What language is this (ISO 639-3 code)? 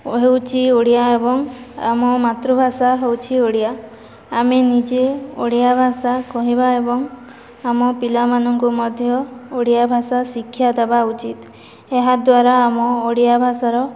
ori